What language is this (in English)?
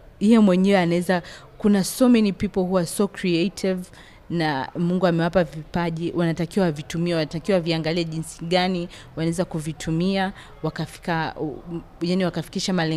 Swahili